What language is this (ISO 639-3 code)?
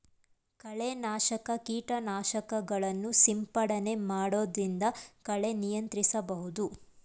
kan